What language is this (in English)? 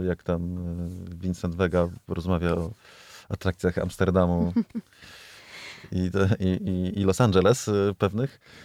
Polish